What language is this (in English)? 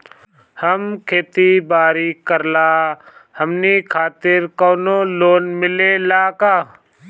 Bhojpuri